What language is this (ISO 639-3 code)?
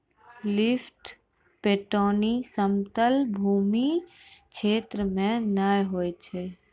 mai